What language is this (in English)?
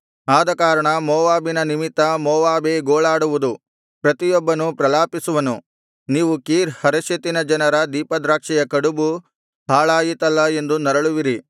Kannada